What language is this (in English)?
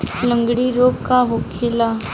Bhojpuri